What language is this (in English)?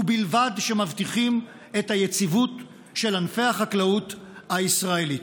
Hebrew